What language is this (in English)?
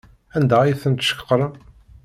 Kabyle